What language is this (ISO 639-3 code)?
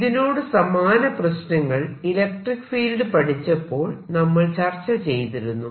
mal